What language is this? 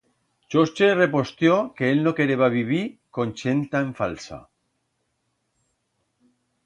Aragonese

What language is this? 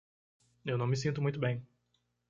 Portuguese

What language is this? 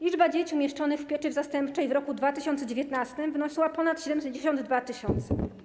Polish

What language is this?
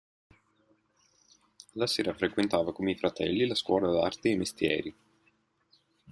Italian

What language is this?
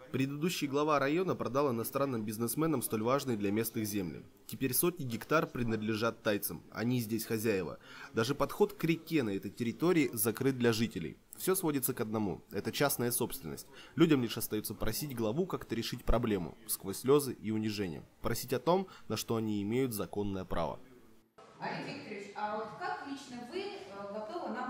Russian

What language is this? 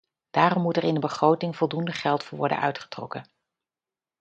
Dutch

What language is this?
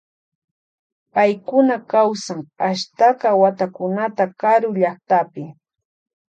Loja Highland Quichua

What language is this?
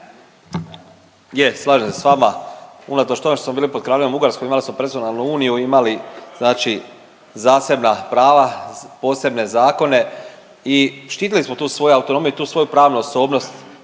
Croatian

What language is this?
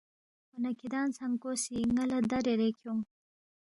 Balti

